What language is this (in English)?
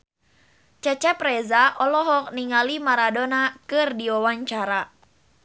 Sundanese